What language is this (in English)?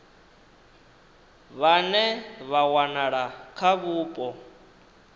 Venda